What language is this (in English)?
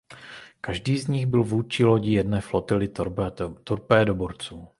Czech